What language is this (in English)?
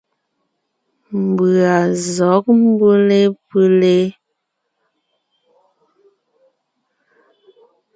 Ngiemboon